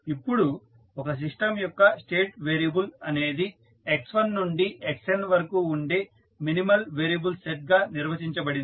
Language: Telugu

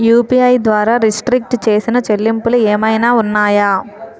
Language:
Telugu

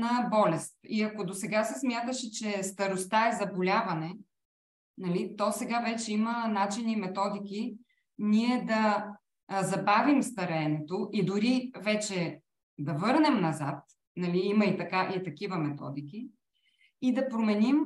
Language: Bulgarian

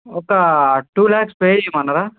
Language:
Telugu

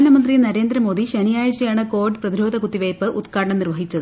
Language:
Malayalam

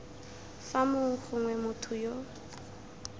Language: Tswana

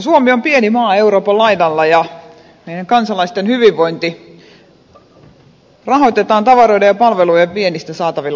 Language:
Finnish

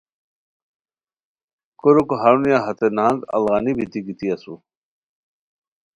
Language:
Khowar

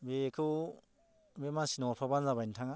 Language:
Bodo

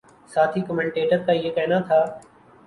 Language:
Urdu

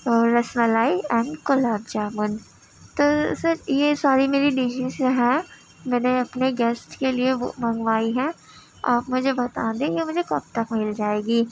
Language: Urdu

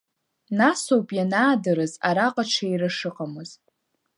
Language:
Abkhazian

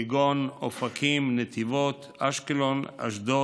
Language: Hebrew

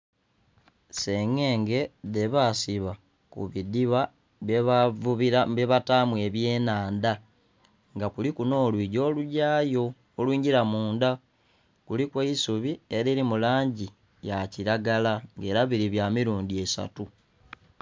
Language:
Soga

